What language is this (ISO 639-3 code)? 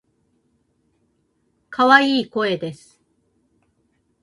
jpn